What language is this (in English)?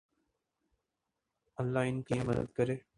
Urdu